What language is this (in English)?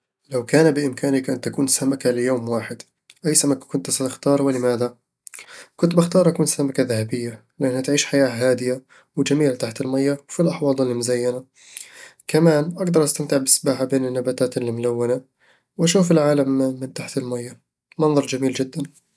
Eastern Egyptian Bedawi Arabic